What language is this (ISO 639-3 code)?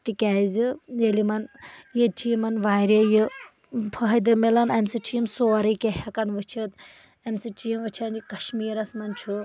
kas